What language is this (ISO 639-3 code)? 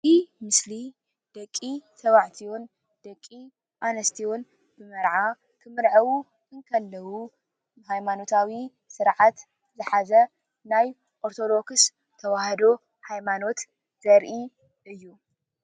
tir